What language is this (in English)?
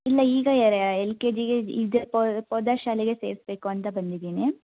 Kannada